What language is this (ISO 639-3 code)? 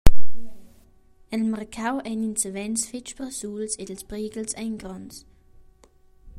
roh